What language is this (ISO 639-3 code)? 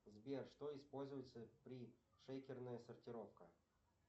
rus